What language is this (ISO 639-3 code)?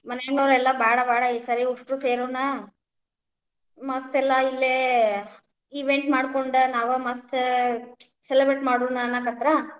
kan